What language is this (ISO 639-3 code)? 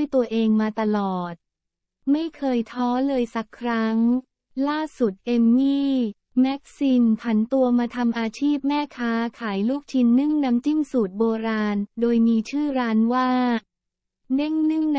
tha